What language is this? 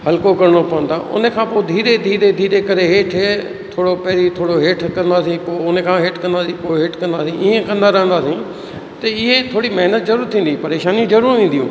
Sindhi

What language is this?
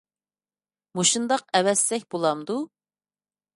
Uyghur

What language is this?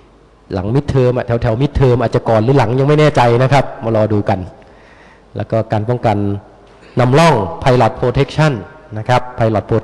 Thai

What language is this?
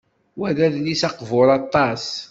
Kabyle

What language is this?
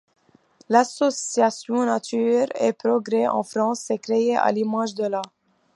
French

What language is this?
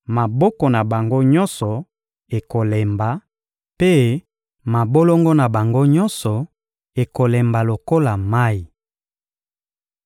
Lingala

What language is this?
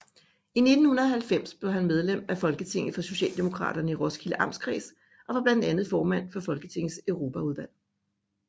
Danish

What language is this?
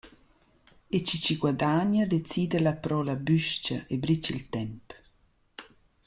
Romansh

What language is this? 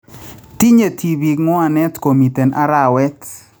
Kalenjin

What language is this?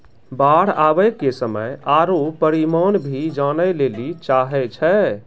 Maithili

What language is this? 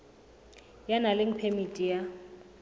Southern Sotho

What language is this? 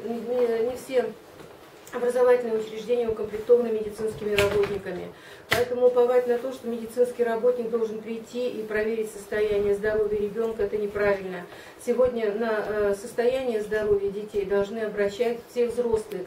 Russian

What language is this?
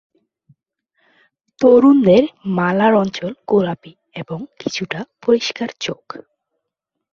Bangla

